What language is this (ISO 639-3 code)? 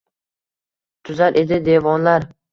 uzb